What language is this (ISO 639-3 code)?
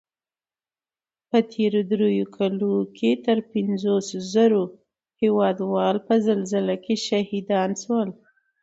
pus